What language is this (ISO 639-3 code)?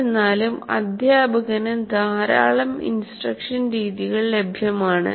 mal